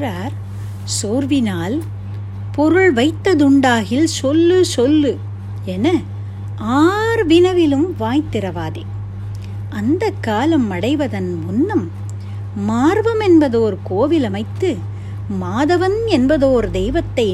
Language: Tamil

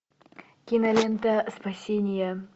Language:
Russian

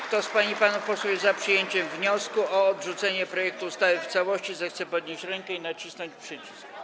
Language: Polish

